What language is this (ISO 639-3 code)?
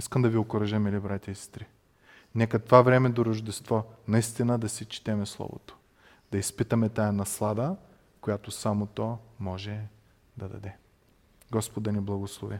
bul